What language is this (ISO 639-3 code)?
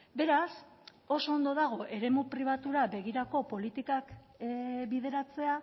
eus